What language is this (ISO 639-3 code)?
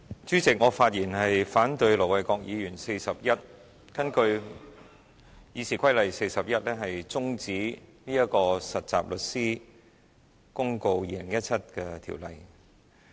yue